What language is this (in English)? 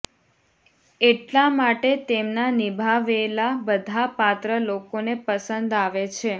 Gujarati